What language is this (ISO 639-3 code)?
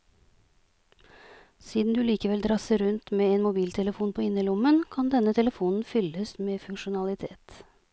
nor